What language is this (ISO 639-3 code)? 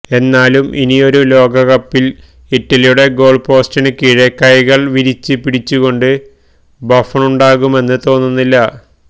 mal